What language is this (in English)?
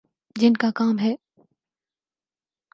Urdu